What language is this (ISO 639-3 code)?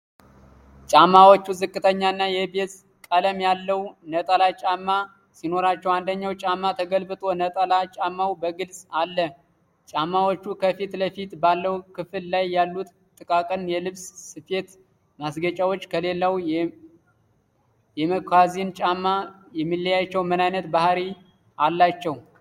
amh